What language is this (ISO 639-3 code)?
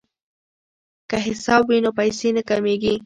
pus